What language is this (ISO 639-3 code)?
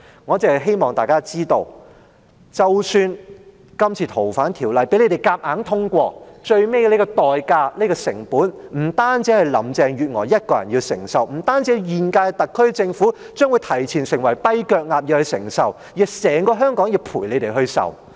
yue